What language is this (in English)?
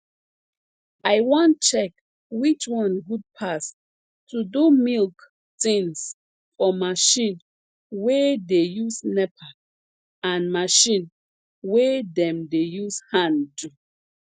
Nigerian Pidgin